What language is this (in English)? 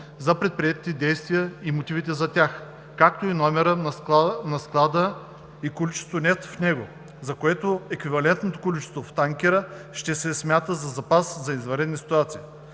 Bulgarian